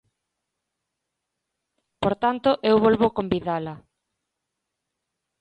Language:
Galician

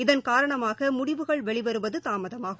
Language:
Tamil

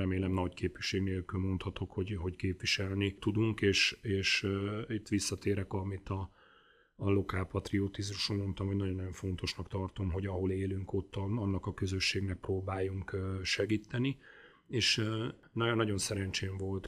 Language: Hungarian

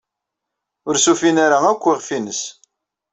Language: Kabyle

